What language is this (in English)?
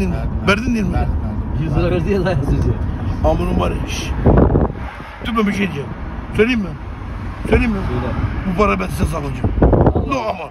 Turkish